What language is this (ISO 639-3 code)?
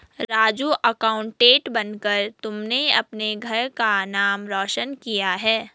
hin